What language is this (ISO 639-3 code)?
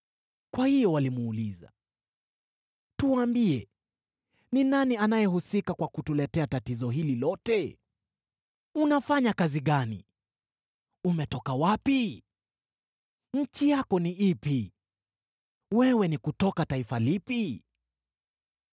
swa